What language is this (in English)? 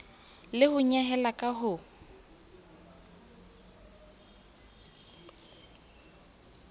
Southern Sotho